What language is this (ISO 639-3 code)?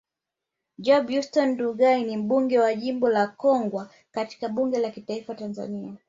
swa